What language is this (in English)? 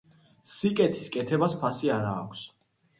Georgian